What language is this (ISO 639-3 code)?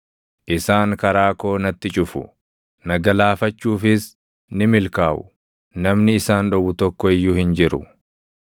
orm